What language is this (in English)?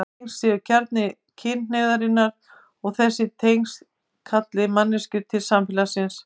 Icelandic